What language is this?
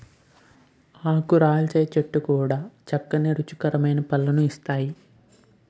Telugu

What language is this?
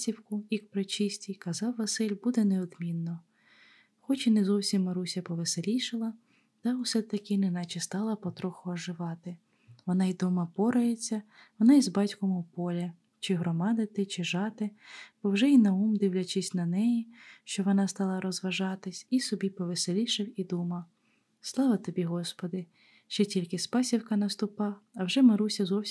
Ukrainian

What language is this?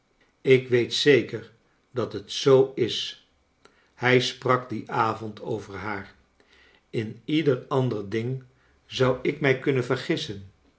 Dutch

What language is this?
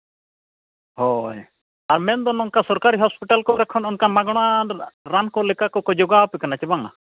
Santali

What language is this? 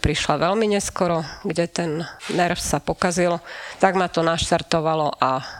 Slovak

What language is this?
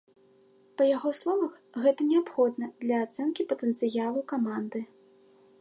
Belarusian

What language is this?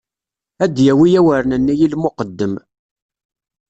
Kabyle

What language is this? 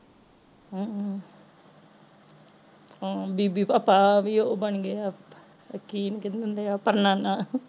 Punjabi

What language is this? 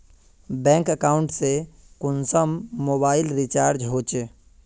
Magahi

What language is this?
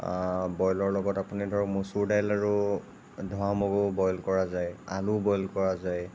Assamese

